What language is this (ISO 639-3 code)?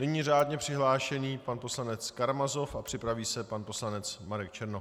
ces